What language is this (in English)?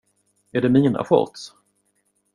Swedish